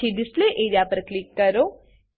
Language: Gujarati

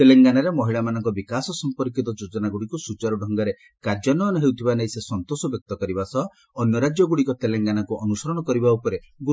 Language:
Odia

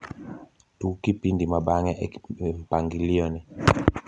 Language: Luo (Kenya and Tanzania)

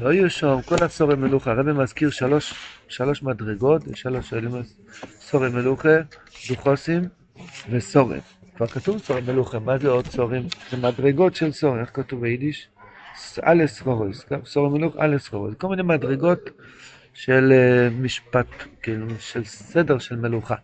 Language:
Hebrew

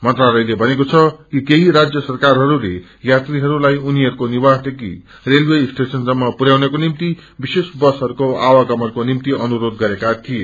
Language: Nepali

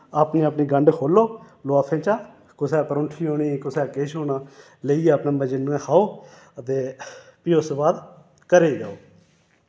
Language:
Dogri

